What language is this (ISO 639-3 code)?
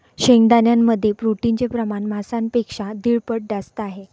mar